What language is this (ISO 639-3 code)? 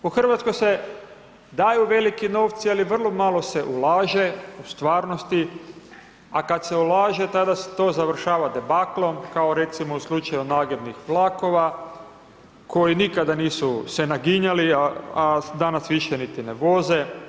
hrv